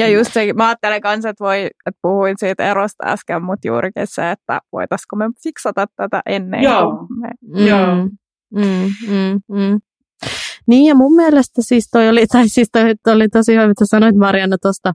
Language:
Finnish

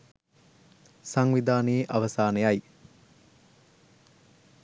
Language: Sinhala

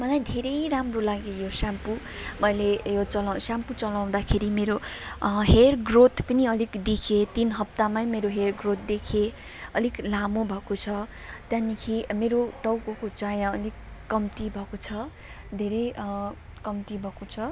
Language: Nepali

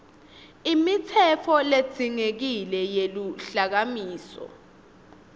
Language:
Swati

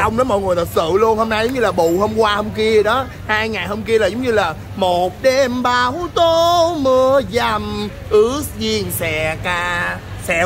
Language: Vietnamese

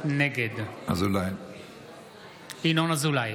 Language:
Hebrew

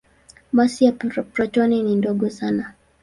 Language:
Swahili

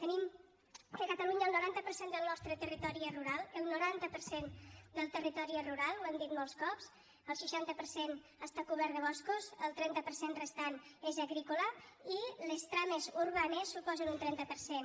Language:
Catalan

